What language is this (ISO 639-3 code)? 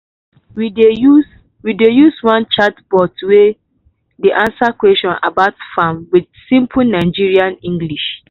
pcm